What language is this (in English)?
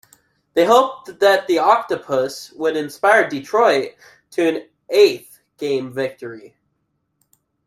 English